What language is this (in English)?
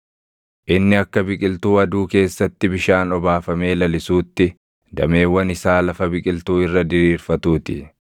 Oromo